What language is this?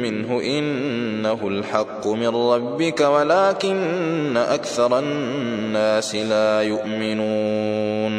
Arabic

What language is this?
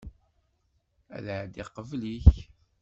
Kabyle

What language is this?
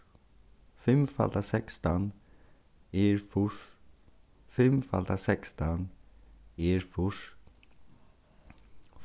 Faroese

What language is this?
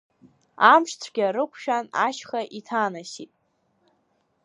Abkhazian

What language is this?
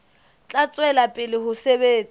Southern Sotho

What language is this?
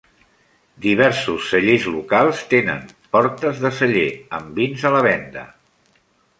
Catalan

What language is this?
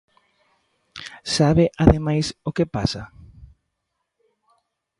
Galician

